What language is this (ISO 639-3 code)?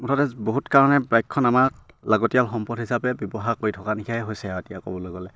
asm